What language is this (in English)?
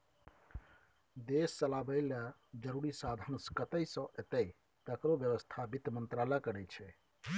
Maithili